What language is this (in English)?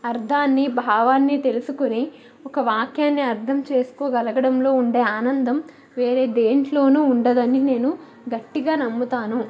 Telugu